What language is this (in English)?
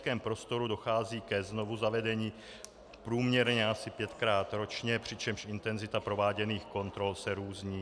Czech